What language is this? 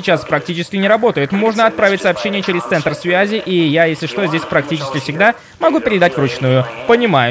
Russian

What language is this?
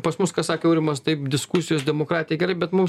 Lithuanian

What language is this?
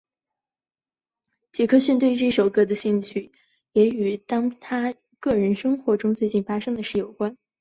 Chinese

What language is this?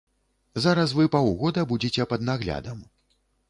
Belarusian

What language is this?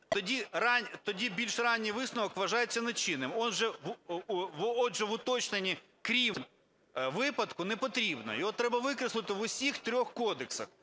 Ukrainian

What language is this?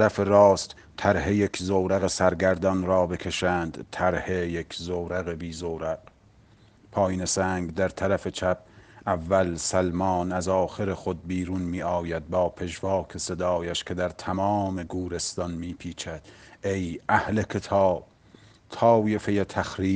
Persian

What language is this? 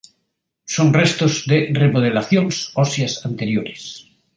Galician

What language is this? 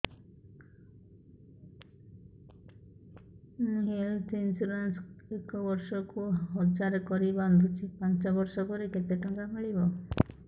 Odia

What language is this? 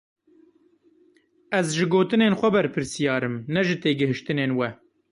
Kurdish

